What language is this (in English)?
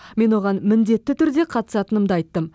Kazakh